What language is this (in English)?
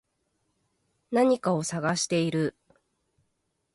Japanese